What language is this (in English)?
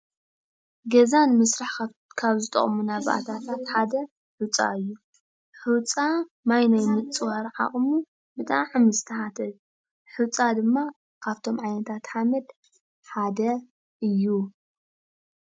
Tigrinya